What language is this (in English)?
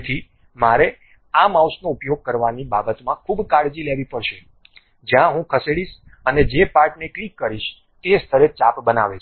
Gujarati